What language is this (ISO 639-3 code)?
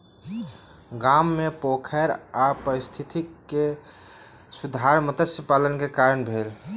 mai